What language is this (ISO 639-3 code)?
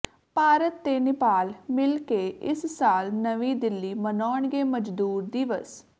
pan